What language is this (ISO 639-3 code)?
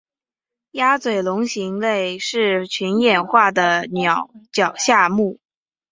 zho